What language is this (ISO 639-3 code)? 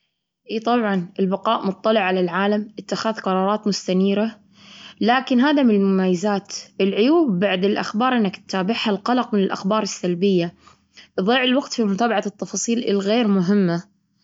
afb